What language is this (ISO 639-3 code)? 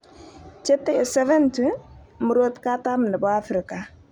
kln